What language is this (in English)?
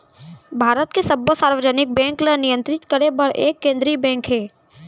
Chhattisgarhi